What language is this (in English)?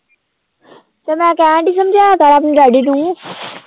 Punjabi